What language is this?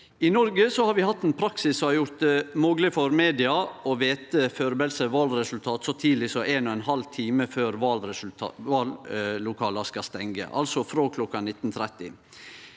Norwegian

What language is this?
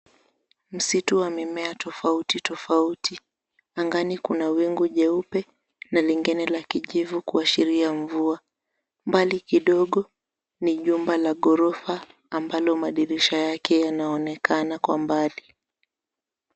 Swahili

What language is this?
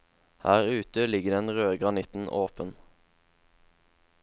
Norwegian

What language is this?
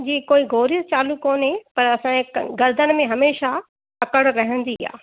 Sindhi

